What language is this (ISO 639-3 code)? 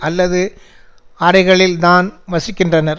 tam